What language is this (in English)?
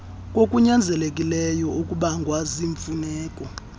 Xhosa